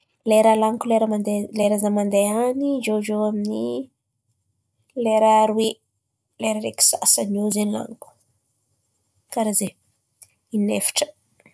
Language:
Antankarana Malagasy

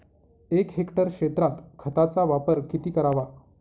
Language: Marathi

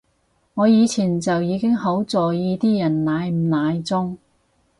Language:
Cantonese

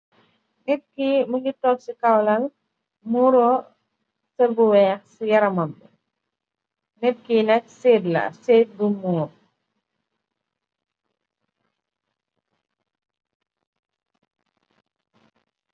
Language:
Wolof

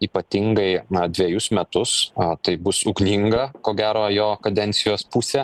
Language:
Lithuanian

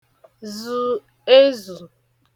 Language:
Igbo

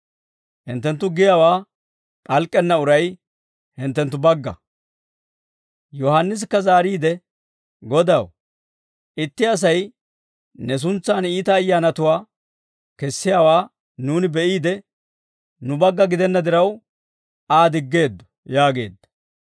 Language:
Dawro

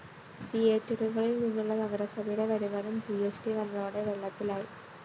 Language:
Malayalam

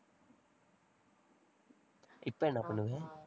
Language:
Tamil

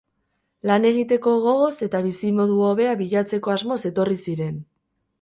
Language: Basque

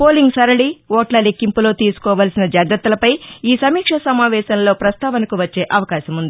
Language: Telugu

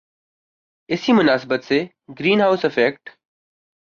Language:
Urdu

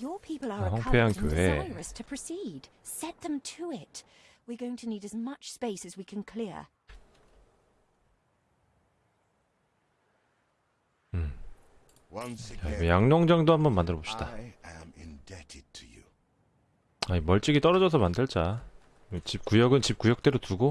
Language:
Korean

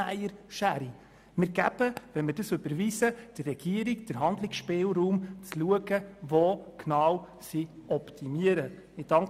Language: Swiss German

